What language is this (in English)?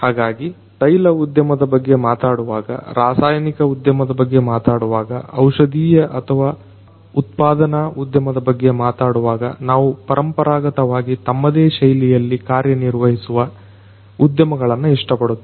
Kannada